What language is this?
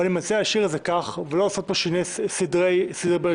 Hebrew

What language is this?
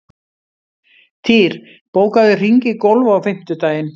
Icelandic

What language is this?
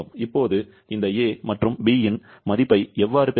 Tamil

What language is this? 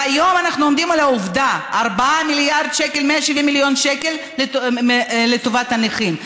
Hebrew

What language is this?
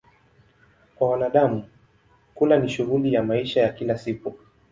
Swahili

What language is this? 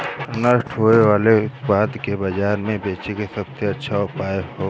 Bhojpuri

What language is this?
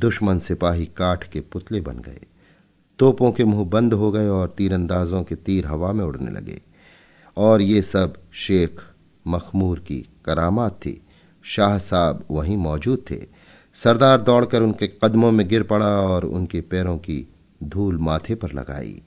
Hindi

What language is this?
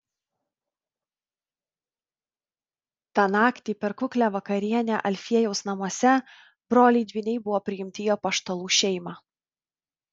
Lithuanian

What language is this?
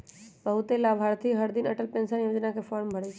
Magahi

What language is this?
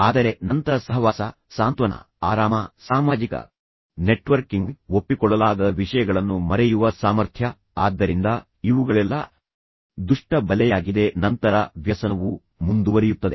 Kannada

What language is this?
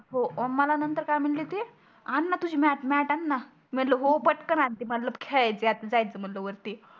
Marathi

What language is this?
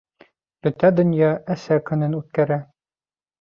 Bashkir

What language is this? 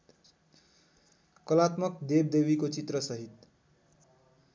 Nepali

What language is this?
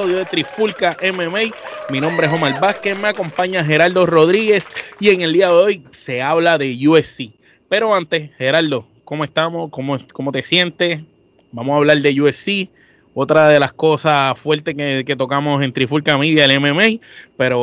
Spanish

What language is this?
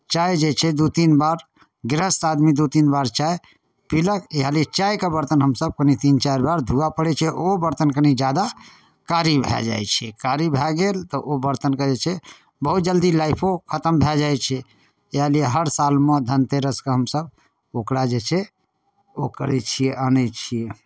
Maithili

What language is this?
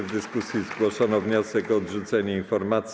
Polish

